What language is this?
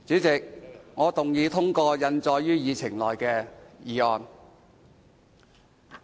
Cantonese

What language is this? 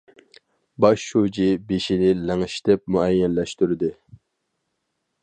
Uyghur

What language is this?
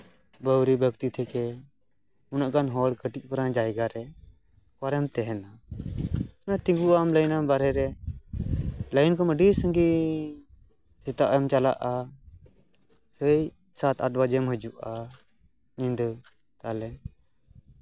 Santali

